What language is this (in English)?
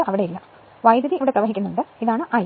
Malayalam